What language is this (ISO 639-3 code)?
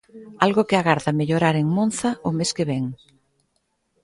glg